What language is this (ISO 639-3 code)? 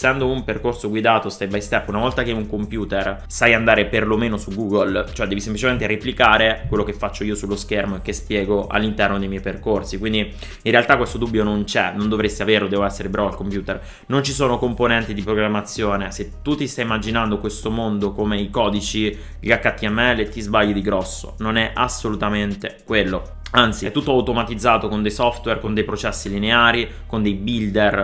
ita